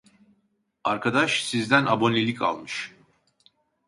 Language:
Turkish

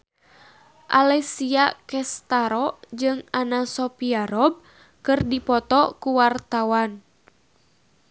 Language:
Sundanese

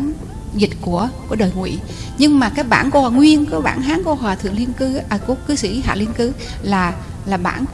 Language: Vietnamese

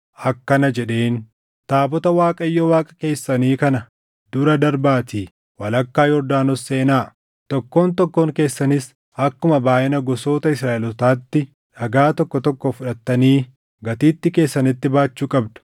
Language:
Oromo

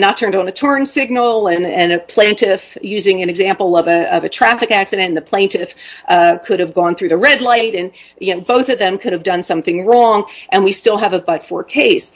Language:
English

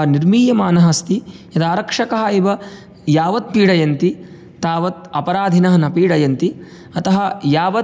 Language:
Sanskrit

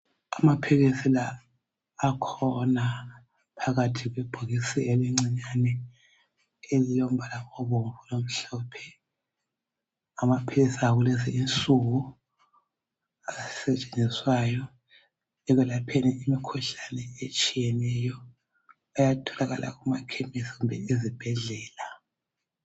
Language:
North Ndebele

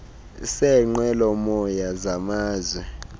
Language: Xhosa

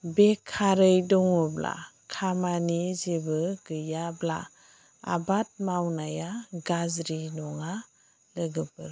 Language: Bodo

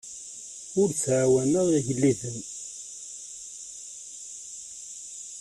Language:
Kabyle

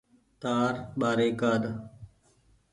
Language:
Goaria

